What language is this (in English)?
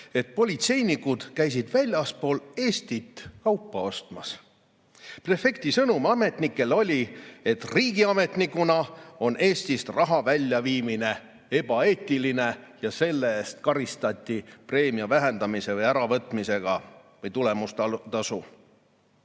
Estonian